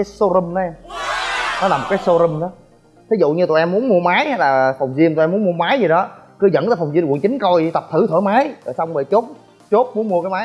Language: Vietnamese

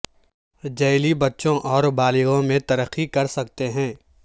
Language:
Urdu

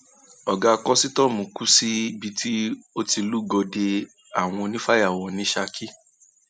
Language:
Yoruba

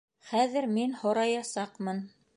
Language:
Bashkir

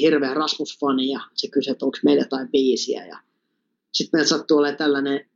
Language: Finnish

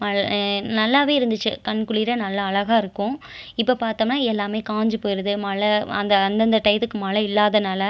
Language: Tamil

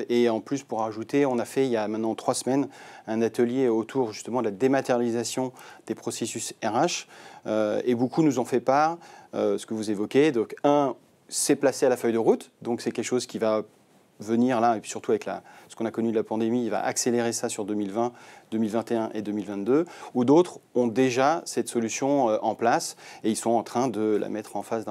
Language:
French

